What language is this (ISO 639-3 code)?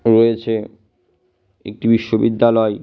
ben